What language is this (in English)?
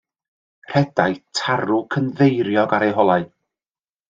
Welsh